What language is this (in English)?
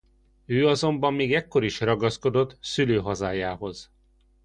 Hungarian